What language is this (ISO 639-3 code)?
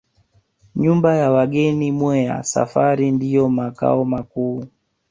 swa